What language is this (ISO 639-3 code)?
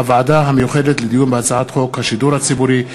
heb